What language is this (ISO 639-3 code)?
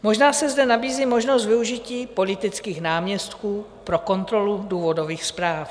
ces